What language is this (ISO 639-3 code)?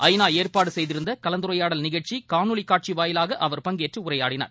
tam